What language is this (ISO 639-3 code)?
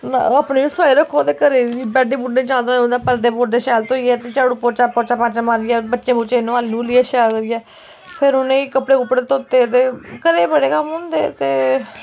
doi